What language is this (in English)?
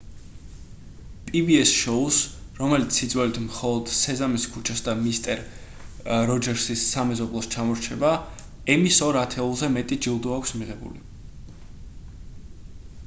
Georgian